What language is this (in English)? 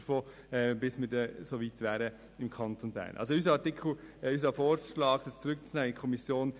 Swiss German